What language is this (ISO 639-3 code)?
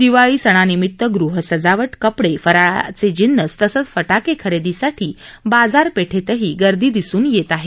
mar